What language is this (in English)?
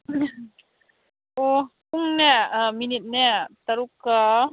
Manipuri